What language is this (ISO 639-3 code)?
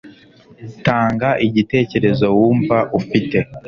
kin